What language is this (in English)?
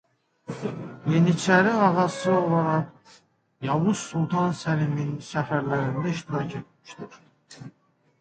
Azerbaijani